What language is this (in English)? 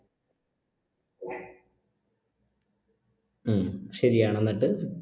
Malayalam